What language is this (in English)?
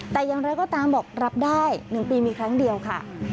Thai